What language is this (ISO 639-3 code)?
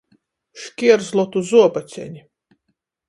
ltg